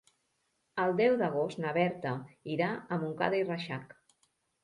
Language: Catalan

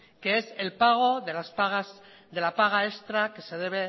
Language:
Spanish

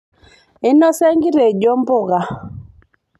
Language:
Masai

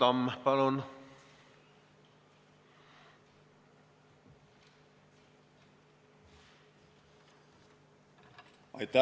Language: Estonian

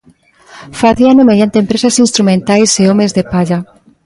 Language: Galician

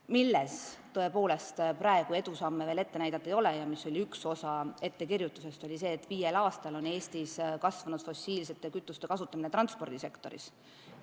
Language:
Estonian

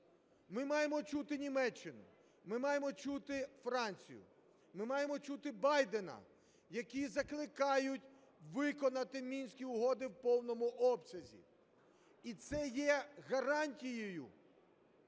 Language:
Ukrainian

